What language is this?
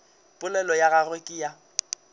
Northern Sotho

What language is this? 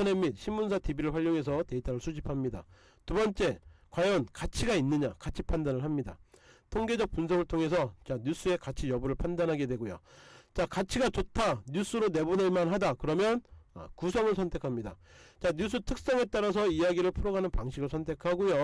Korean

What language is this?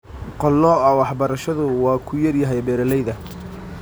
Somali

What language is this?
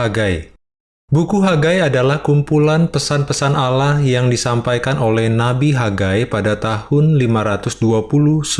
Indonesian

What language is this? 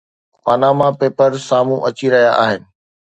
Sindhi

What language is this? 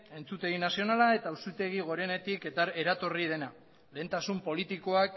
Basque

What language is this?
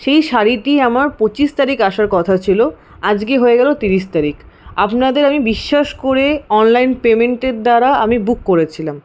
Bangla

